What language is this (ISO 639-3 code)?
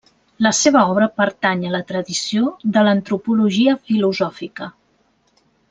cat